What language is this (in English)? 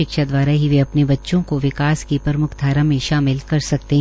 Hindi